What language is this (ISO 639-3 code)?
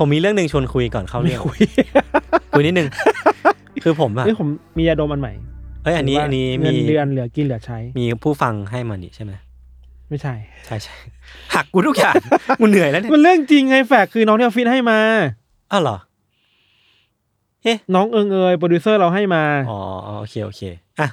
tha